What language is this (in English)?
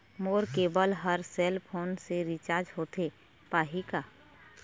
Chhattisgarhi